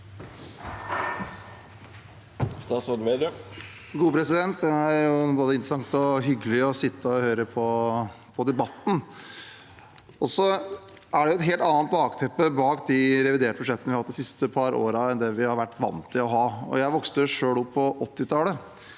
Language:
Norwegian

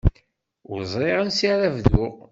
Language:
Kabyle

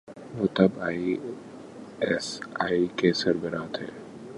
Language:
Urdu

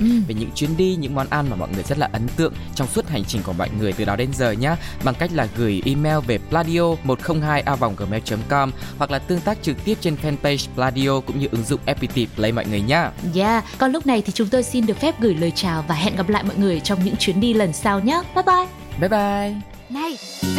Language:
Vietnamese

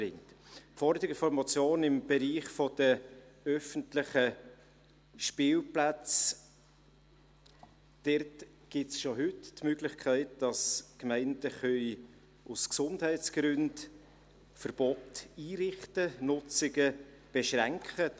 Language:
Swiss German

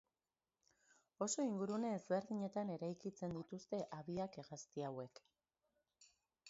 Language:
Basque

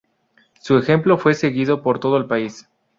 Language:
Spanish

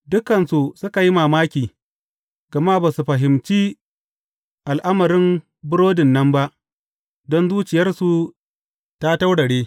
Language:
Hausa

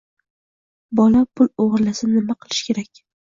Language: Uzbek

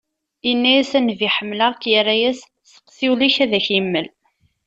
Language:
Kabyle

